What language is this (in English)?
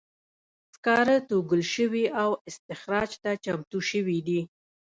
Pashto